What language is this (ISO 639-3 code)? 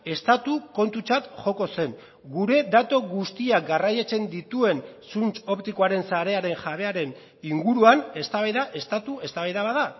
eus